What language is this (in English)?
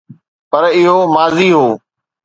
Sindhi